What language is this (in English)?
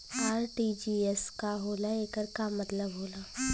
Bhojpuri